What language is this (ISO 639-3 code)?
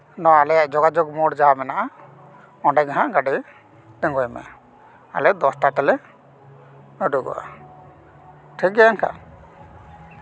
sat